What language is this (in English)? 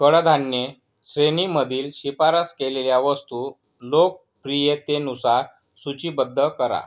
Marathi